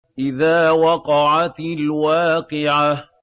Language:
Arabic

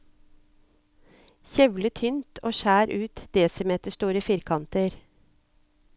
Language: Norwegian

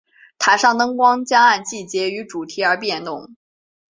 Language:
Chinese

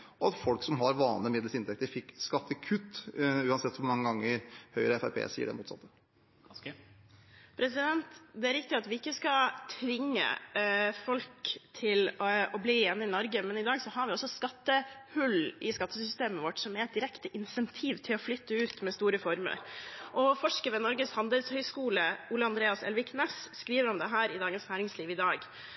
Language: Norwegian Bokmål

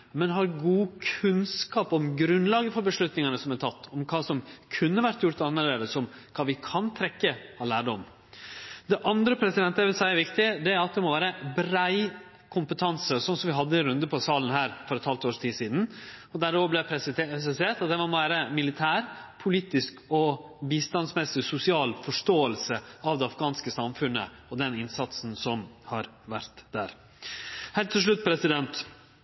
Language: Norwegian Nynorsk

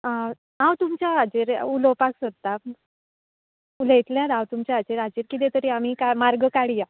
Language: Konkani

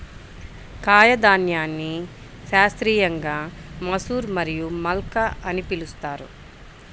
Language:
Telugu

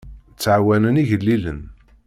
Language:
Kabyle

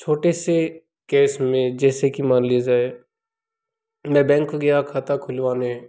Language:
Hindi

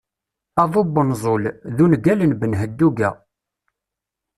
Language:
Kabyle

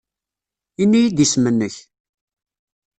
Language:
Kabyle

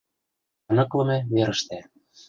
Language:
Mari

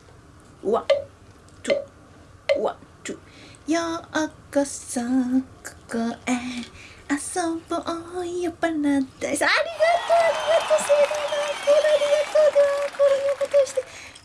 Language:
Japanese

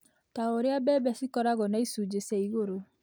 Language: Kikuyu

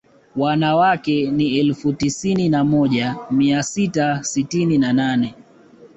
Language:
Swahili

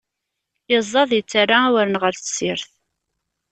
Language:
Kabyle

